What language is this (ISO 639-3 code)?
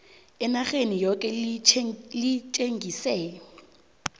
nbl